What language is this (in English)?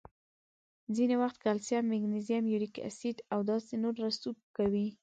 Pashto